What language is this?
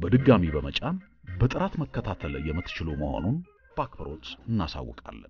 Turkish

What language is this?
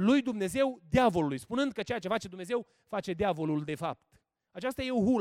Romanian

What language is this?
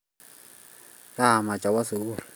Kalenjin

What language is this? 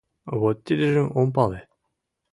Mari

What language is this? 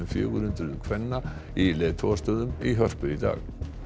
Icelandic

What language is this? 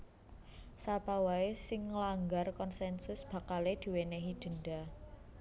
Javanese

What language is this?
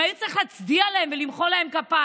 Hebrew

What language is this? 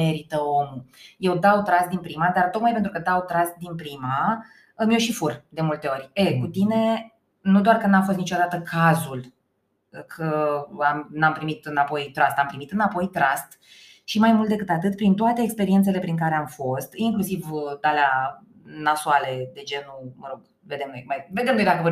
Romanian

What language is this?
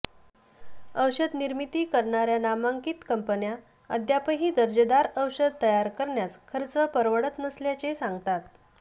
Marathi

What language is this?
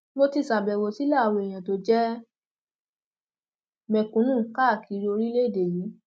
Yoruba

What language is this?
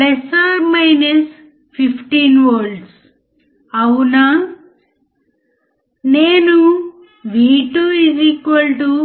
Telugu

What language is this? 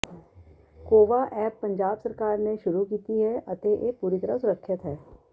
Punjabi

